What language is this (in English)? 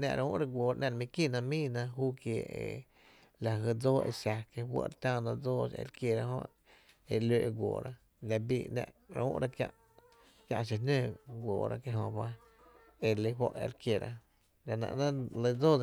Tepinapa Chinantec